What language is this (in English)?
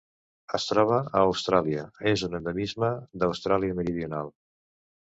Catalan